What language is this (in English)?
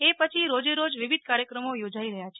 Gujarati